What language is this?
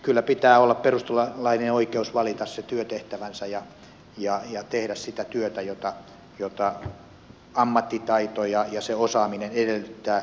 Finnish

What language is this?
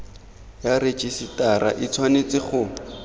Tswana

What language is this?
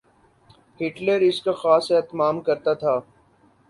Urdu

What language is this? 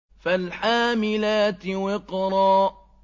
Arabic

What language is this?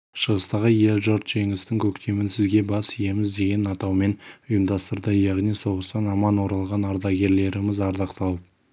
Kazakh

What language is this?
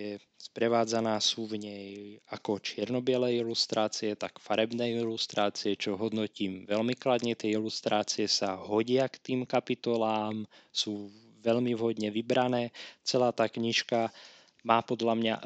Slovak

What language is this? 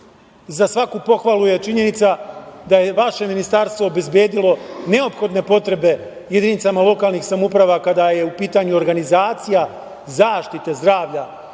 Serbian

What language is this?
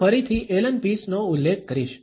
Gujarati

